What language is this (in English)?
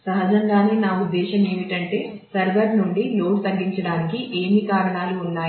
Telugu